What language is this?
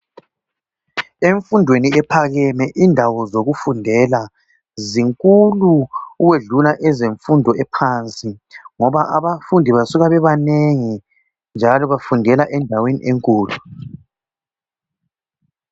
North Ndebele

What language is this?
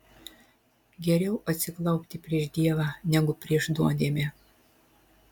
Lithuanian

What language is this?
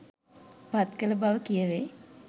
Sinhala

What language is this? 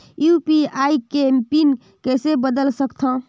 Chhattisgarhi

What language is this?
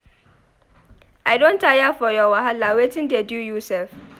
Nigerian Pidgin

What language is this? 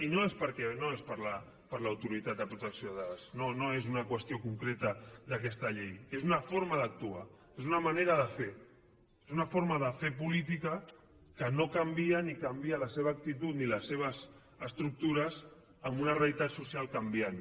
Catalan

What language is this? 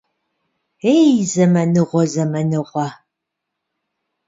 Kabardian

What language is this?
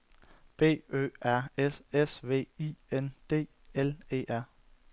Danish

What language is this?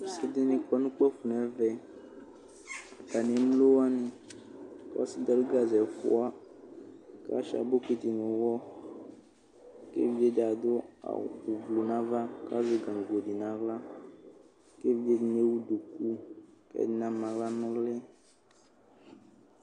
Ikposo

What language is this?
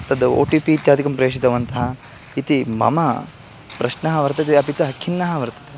Sanskrit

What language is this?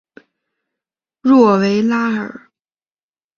Chinese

